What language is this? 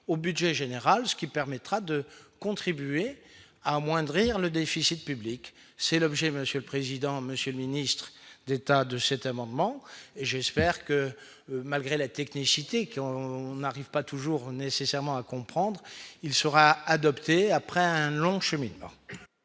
French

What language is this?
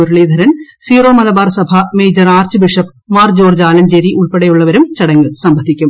Malayalam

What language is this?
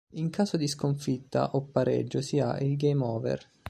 Italian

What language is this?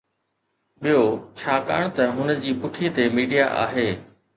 Sindhi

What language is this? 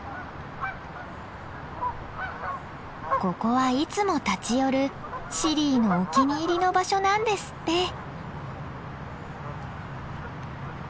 Japanese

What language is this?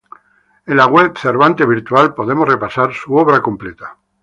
Spanish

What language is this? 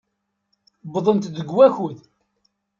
Kabyle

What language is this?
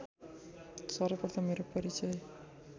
Nepali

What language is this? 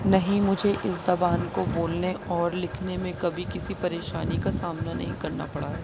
Urdu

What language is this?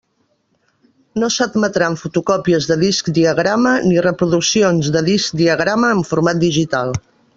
Catalan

